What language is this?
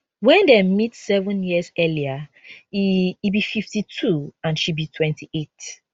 Nigerian Pidgin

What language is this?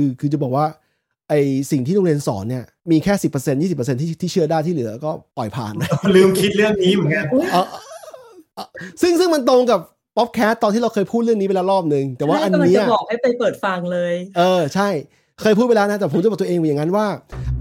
Thai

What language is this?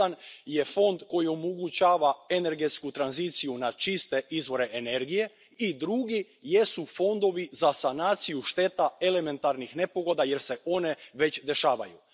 Croatian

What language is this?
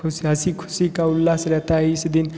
Hindi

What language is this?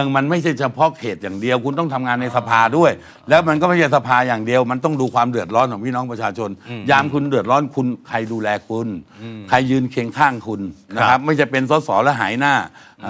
Thai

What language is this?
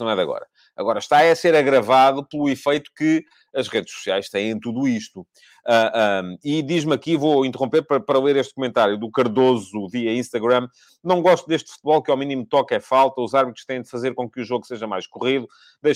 Portuguese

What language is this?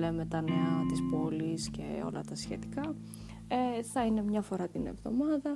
Greek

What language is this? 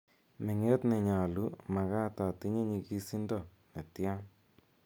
Kalenjin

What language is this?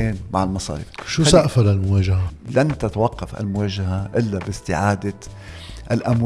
Arabic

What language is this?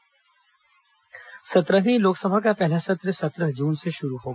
Hindi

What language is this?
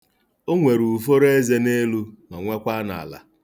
Igbo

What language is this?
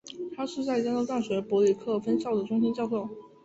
Chinese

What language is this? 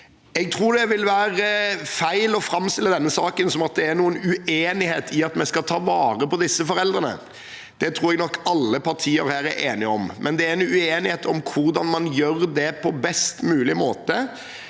Norwegian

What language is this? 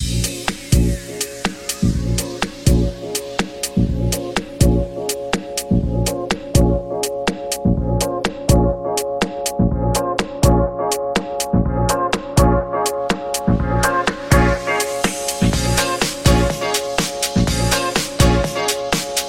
Hungarian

